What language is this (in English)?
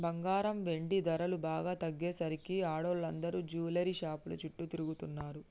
Telugu